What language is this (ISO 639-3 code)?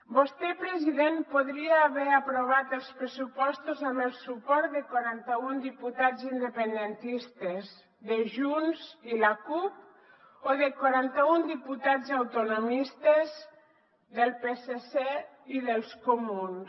cat